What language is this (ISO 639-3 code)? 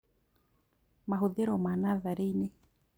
kik